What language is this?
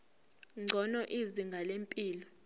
Zulu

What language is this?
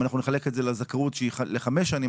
Hebrew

